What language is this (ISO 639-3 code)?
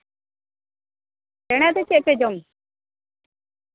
sat